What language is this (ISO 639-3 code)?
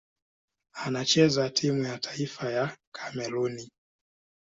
swa